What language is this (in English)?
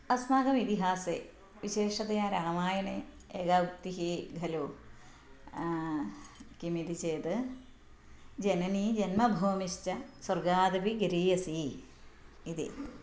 Sanskrit